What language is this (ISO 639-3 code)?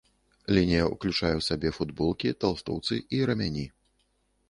bel